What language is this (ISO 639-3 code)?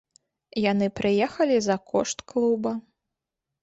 bel